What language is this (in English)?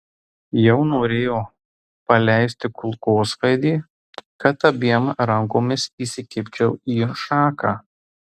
Lithuanian